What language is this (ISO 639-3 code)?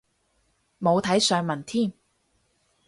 yue